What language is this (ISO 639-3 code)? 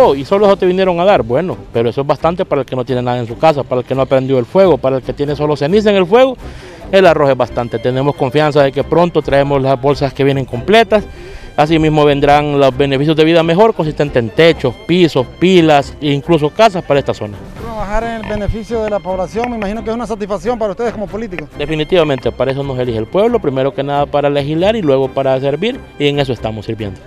spa